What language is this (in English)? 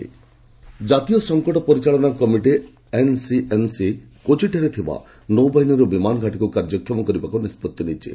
Odia